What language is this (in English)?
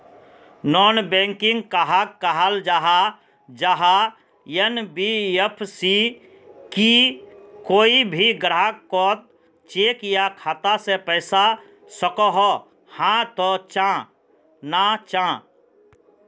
Magahi